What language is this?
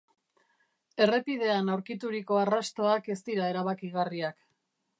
Basque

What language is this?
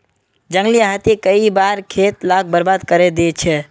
Magahi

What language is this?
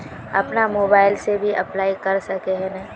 Magahi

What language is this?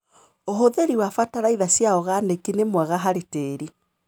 Kikuyu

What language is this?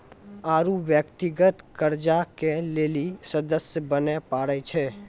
Maithili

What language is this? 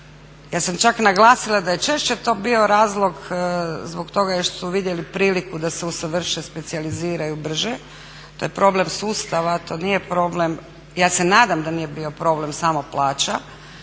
Croatian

